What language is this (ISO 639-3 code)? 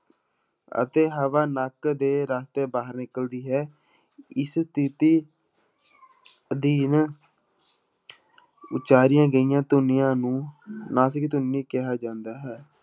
pan